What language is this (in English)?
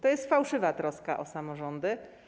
Polish